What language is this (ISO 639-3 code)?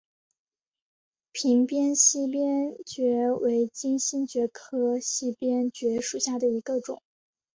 zho